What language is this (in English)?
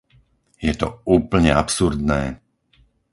Slovak